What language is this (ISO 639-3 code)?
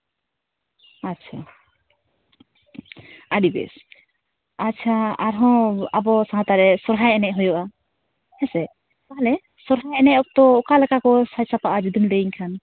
sat